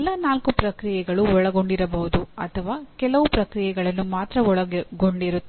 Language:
Kannada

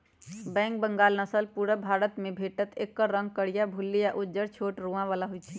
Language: Magahi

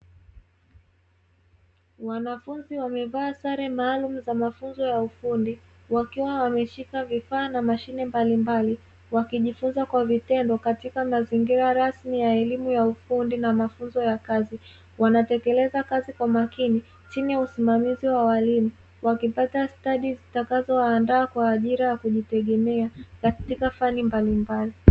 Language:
Swahili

